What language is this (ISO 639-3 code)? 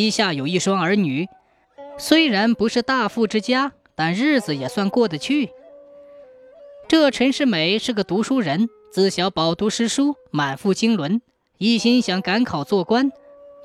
zho